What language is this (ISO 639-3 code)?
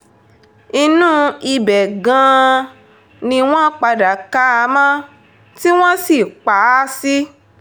yor